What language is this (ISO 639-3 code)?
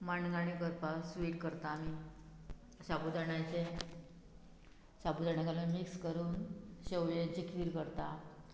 kok